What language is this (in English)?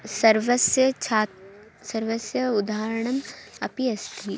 Sanskrit